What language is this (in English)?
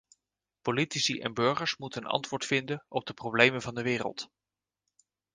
Dutch